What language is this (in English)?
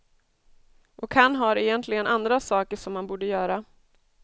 Swedish